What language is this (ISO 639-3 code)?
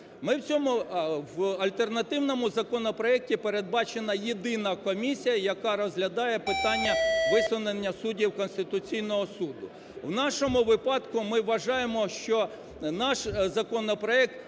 ukr